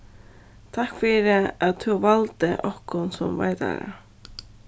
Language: Faroese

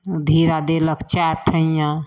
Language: Maithili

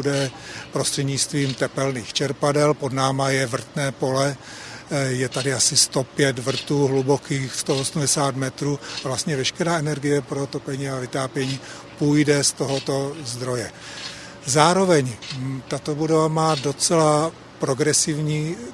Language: Czech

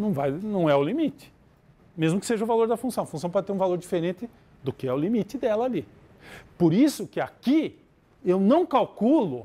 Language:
Portuguese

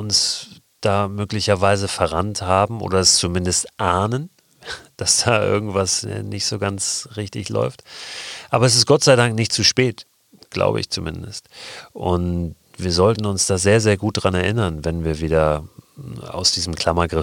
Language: German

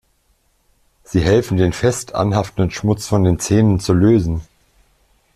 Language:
German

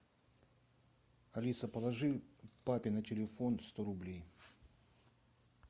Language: Russian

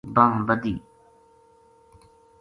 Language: Gujari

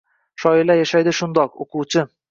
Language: Uzbek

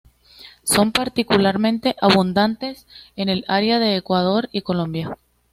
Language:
Spanish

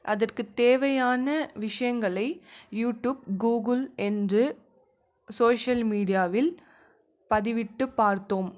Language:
Tamil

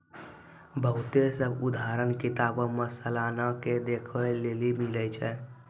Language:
Maithili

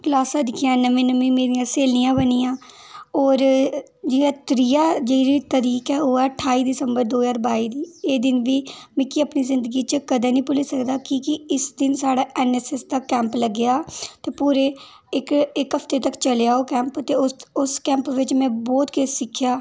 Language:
Dogri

